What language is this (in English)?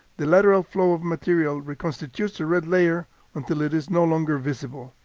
English